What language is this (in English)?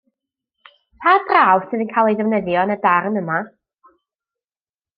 Welsh